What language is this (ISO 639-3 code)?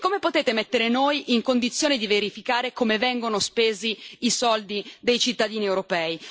ita